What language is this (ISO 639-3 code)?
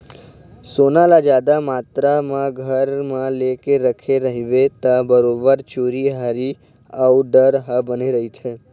hne